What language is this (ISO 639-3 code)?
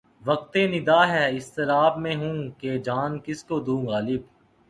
urd